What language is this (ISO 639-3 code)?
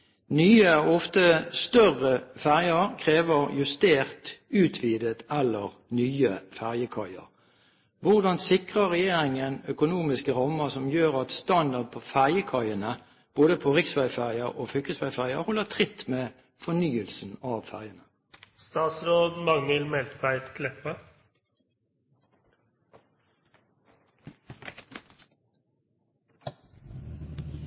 nob